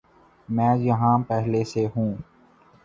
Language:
Urdu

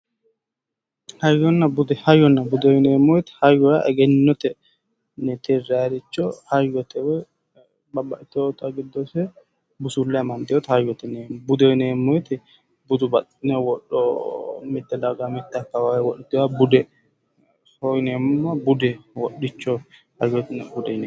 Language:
Sidamo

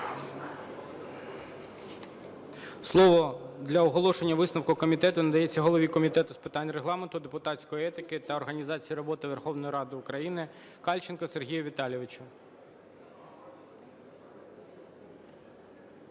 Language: Ukrainian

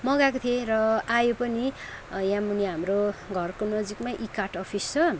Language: Nepali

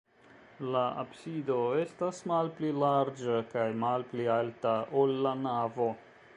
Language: Esperanto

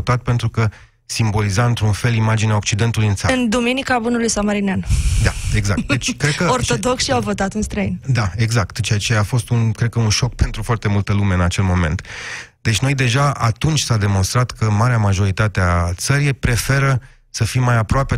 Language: Romanian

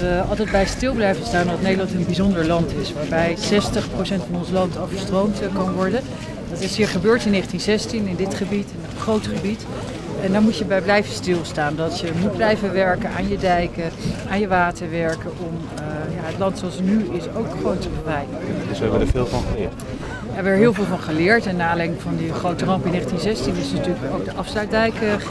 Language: Dutch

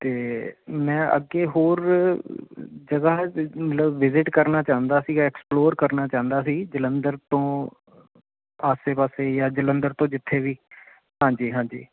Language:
Punjabi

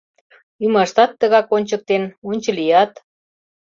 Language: Mari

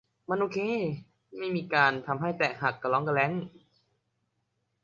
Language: Thai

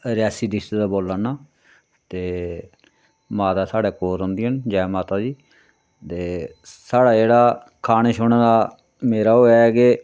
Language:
Dogri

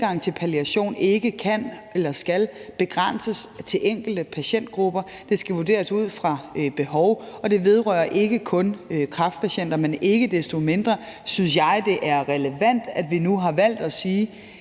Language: Danish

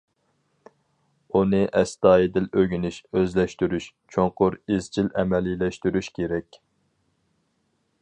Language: Uyghur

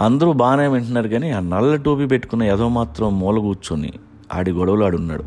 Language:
Telugu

